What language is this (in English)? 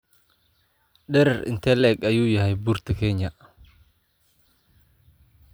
Somali